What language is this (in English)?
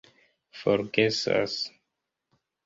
Esperanto